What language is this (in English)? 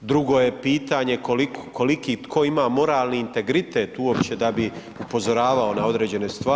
Croatian